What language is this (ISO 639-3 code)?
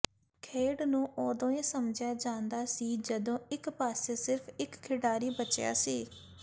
pan